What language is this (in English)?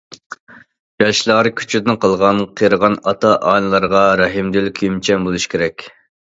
Uyghur